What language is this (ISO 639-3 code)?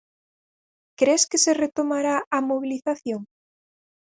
glg